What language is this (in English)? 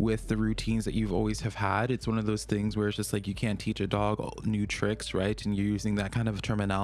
English